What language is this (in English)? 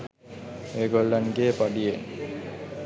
Sinhala